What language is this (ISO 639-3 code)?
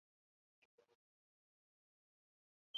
eus